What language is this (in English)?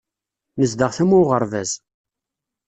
Kabyle